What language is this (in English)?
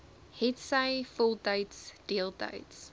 Afrikaans